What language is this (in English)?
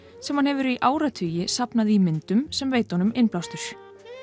Icelandic